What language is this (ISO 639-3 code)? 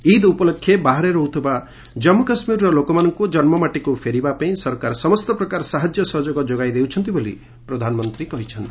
ori